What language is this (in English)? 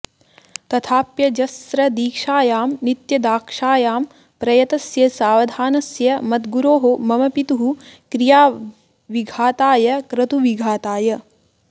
Sanskrit